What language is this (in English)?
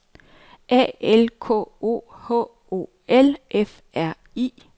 Danish